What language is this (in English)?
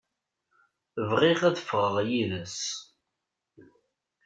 Kabyle